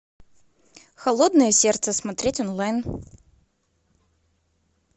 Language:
Russian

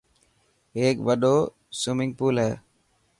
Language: Dhatki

